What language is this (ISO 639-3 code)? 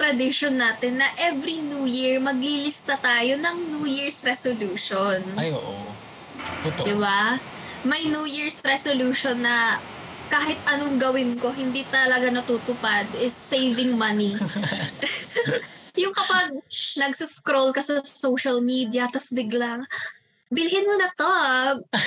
fil